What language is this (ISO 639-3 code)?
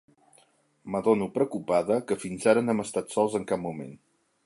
cat